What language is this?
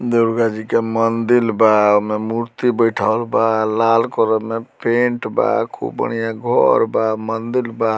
Bhojpuri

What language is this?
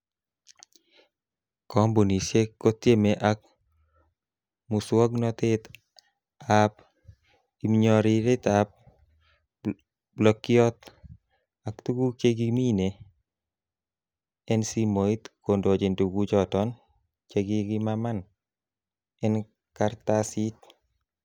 Kalenjin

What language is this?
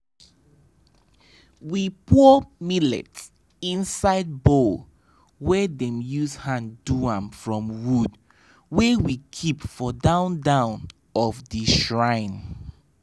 Nigerian Pidgin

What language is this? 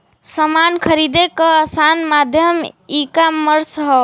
Bhojpuri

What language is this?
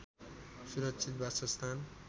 Nepali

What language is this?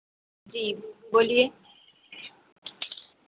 Hindi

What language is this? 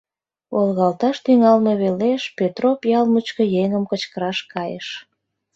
Mari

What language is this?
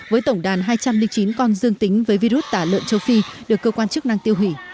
Vietnamese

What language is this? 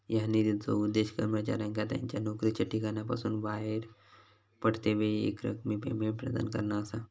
Marathi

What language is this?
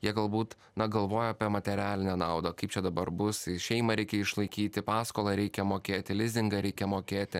Lithuanian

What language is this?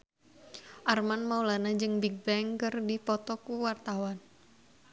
Sundanese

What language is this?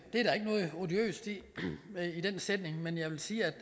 Danish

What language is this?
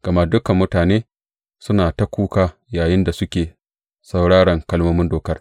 Hausa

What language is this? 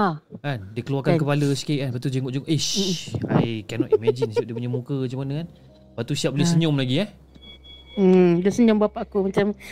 Malay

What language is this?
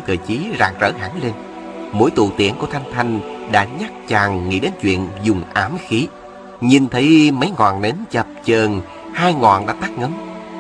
Vietnamese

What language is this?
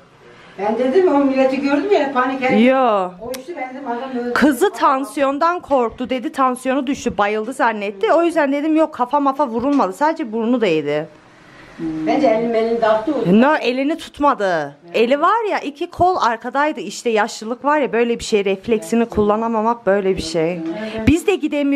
Turkish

